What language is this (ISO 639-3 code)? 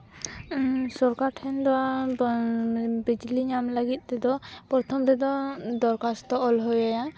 sat